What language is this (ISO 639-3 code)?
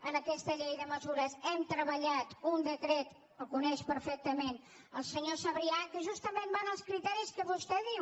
cat